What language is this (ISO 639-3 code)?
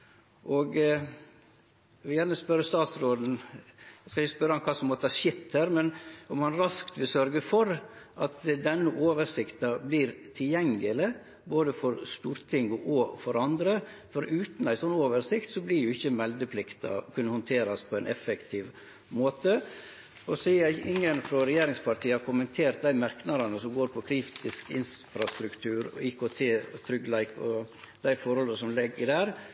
nno